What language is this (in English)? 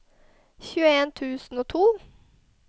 Norwegian